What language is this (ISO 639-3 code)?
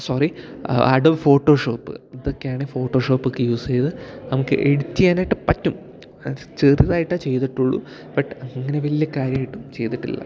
mal